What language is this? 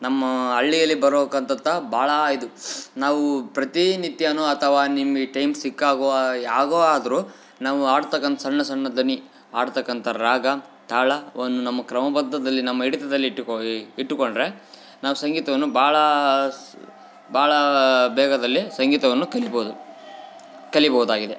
Kannada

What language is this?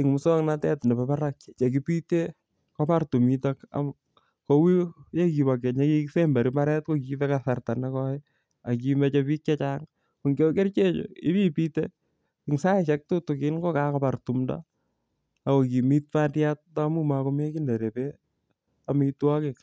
Kalenjin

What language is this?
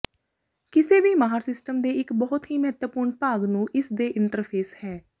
Punjabi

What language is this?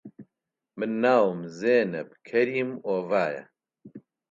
Central Kurdish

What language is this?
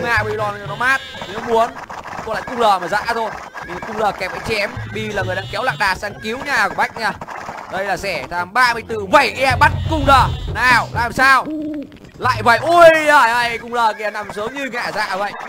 Vietnamese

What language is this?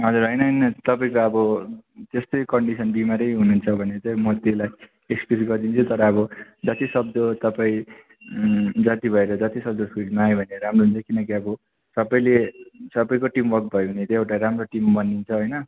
Nepali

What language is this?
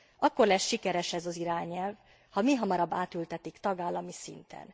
Hungarian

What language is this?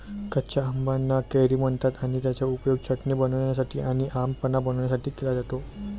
Marathi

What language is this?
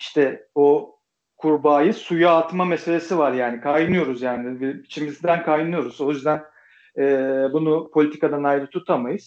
Turkish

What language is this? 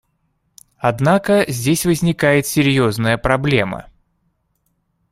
Russian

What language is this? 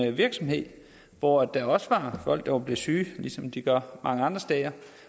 Danish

